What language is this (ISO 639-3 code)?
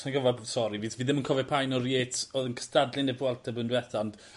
cym